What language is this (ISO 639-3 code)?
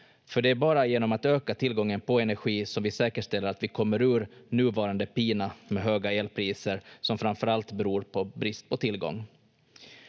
fin